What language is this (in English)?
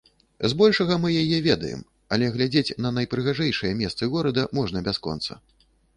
Belarusian